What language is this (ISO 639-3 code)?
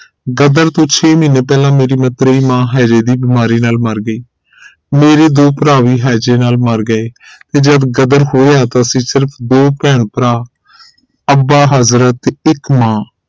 pan